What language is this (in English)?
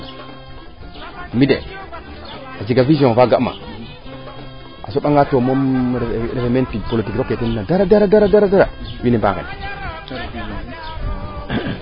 Serer